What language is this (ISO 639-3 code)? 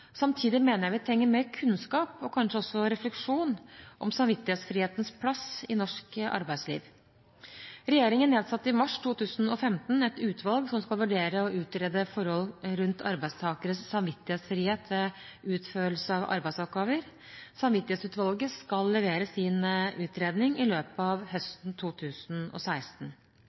nob